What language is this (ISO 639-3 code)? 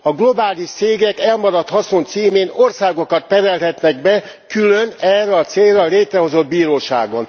hun